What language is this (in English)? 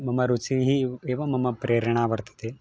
Sanskrit